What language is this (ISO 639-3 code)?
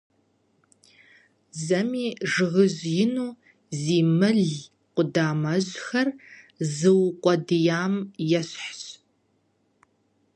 kbd